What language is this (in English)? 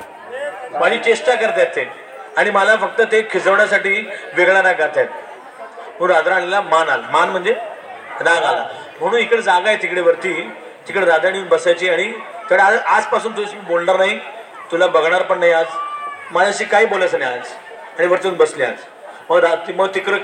Marathi